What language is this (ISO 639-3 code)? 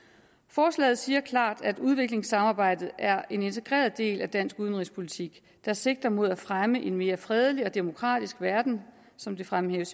dan